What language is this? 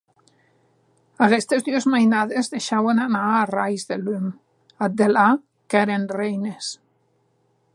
Occitan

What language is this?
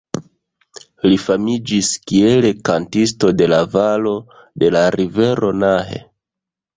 Esperanto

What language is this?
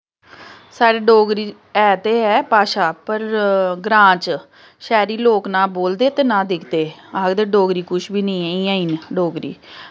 Dogri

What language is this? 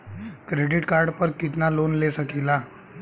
Bhojpuri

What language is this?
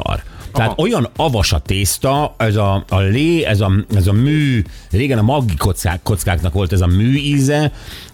Hungarian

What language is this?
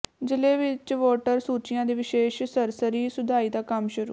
Punjabi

